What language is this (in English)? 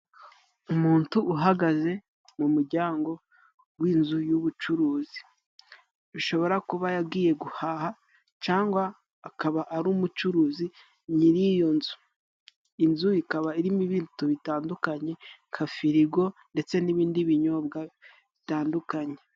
Kinyarwanda